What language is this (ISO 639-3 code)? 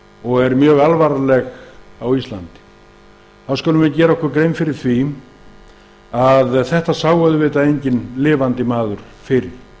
isl